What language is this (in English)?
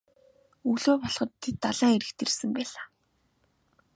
Mongolian